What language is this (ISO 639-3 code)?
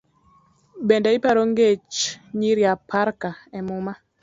luo